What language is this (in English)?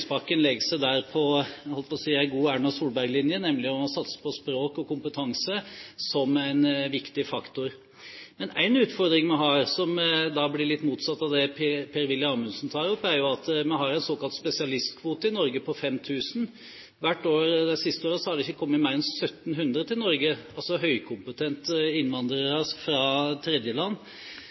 Norwegian Bokmål